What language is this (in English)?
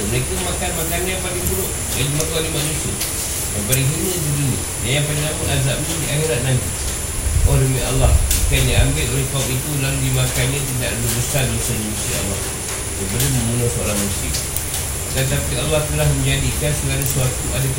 Malay